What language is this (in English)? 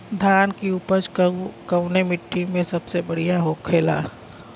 Bhojpuri